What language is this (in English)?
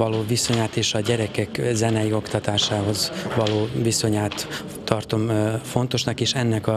Hungarian